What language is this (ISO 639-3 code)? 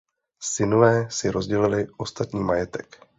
ces